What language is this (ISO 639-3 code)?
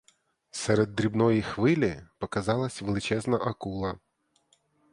ukr